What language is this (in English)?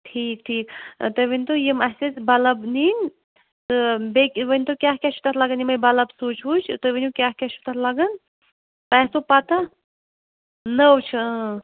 Kashmiri